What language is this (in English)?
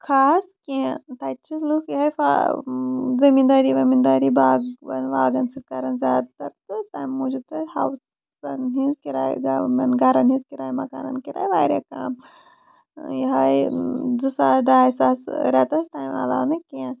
Kashmiri